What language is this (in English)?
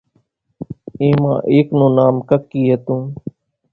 Kachi Koli